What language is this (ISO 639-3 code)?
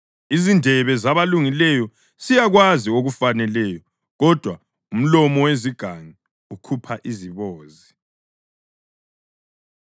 nde